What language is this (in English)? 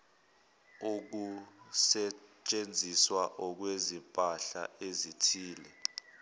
Zulu